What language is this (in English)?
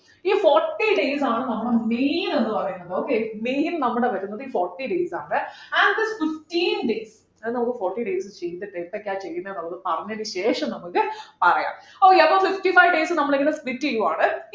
Malayalam